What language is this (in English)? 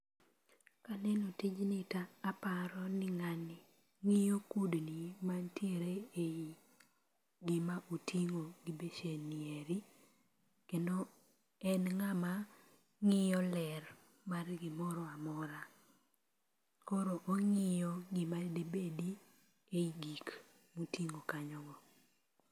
Luo (Kenya and Tanzania)